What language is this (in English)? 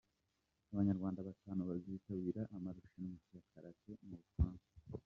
Kinyarwanda